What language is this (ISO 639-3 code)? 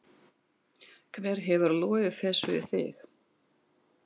isl